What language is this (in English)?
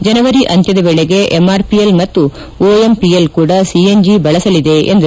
Kannada